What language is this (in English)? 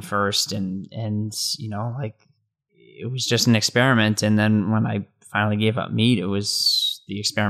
English